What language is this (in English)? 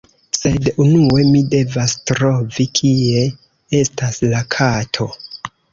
Esperanto